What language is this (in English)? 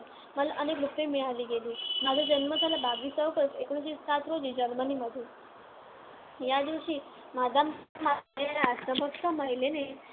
Marathi